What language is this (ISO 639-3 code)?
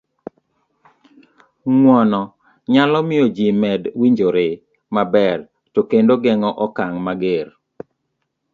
luo